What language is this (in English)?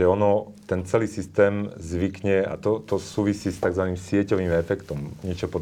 Slovak